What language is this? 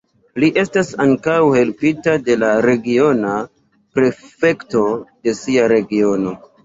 Esperanto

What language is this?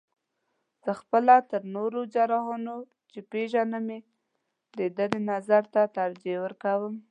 Pashto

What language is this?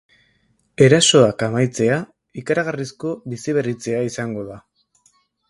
Basque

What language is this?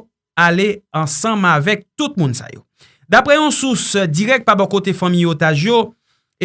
French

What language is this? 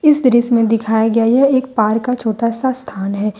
Hindi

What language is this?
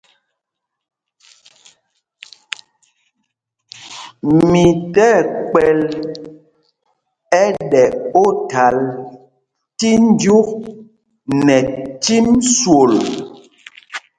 Mpumpong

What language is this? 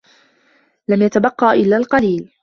Arabic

